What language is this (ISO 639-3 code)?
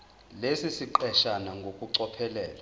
zul